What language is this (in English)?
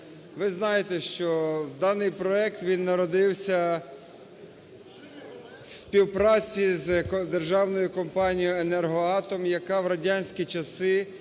Ukrainian